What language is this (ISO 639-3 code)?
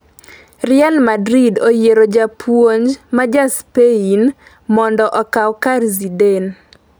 luo